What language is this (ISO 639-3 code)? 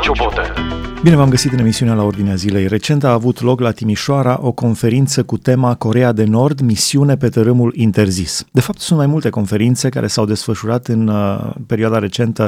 ron